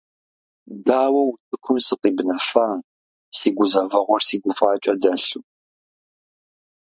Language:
Kabardian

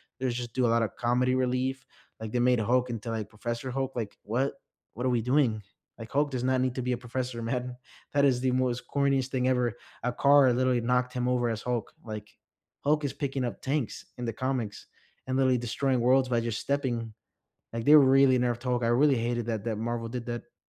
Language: English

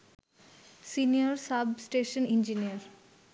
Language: Bangla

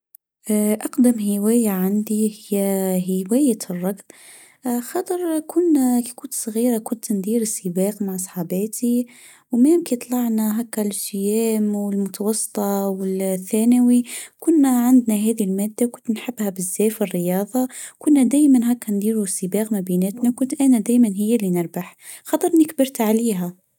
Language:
Tunisian Arabic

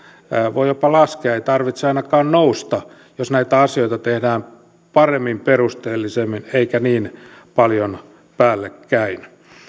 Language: Finnish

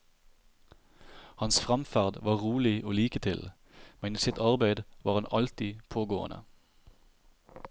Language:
Norwegian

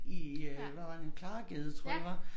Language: Danish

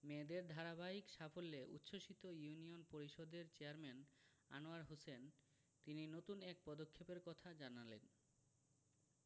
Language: Bangla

